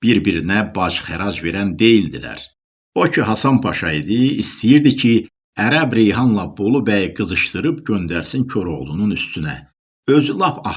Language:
Turkish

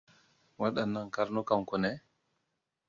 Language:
Hausa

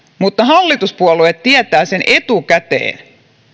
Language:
Finnish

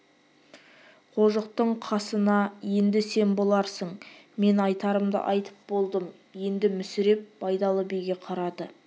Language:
Kazakh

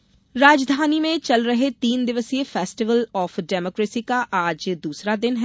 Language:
Hindi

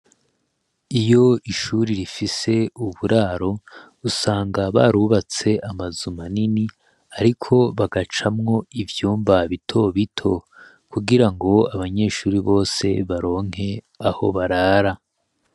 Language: Rundi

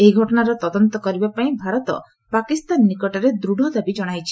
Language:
Odia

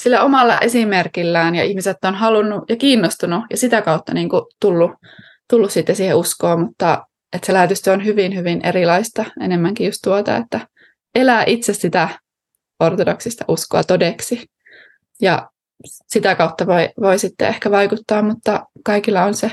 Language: Finnish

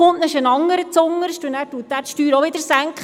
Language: Swiss German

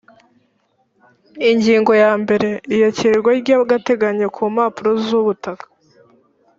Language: Kinyarwanda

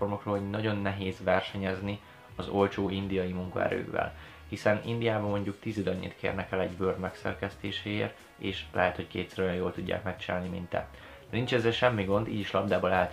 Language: Hungarian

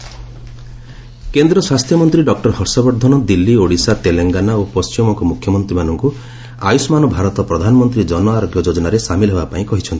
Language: Odia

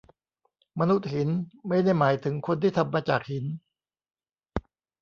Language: Thai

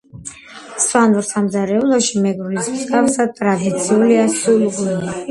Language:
Georgian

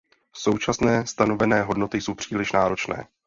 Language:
Czech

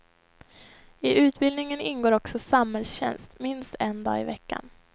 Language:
Swedish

